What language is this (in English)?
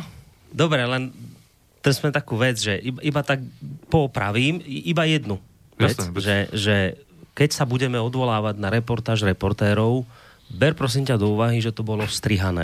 Slovak